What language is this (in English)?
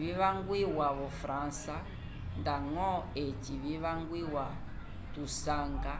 Umbundu